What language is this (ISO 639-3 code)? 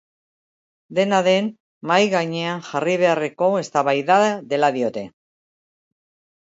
eus